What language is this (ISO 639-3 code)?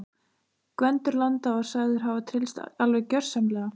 isl